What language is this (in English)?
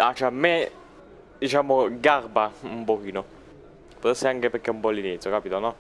Italian